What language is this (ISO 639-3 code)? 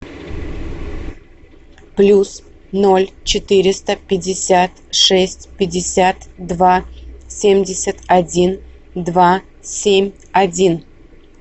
rus